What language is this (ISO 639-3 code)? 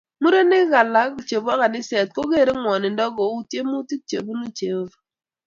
kln